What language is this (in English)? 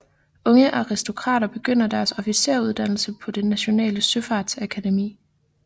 Danish